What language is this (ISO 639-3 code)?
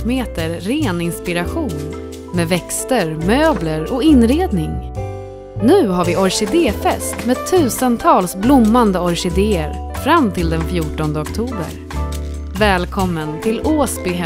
swe